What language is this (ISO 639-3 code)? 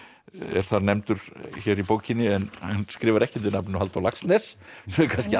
isl